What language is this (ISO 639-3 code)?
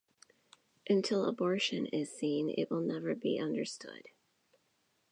eng